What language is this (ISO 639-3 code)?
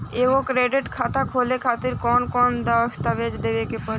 bho